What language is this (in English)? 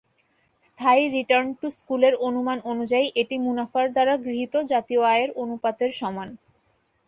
Bangla